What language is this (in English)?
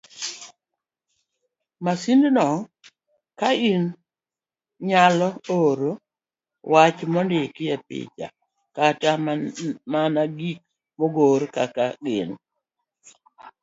Luo (Kenya and Tanzania)